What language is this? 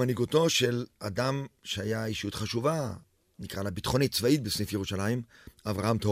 Hebrew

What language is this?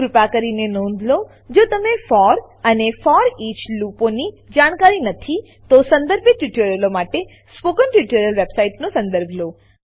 Gujarati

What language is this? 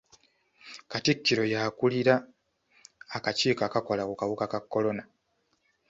Ganda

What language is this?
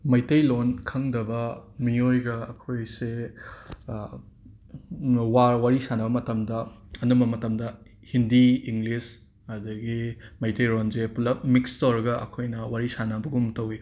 Manipuri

